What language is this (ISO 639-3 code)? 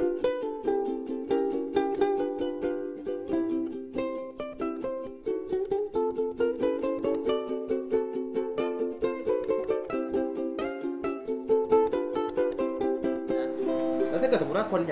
tha